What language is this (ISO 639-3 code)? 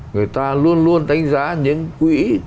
vie